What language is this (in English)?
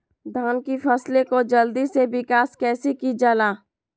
Magahi